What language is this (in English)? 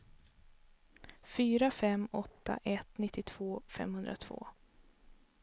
Swedish